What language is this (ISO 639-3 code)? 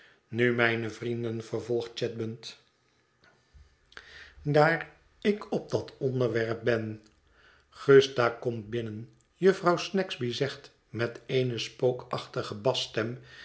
nld